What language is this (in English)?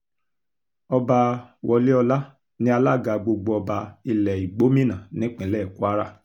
Yoruba